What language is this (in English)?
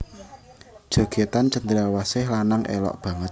Javanese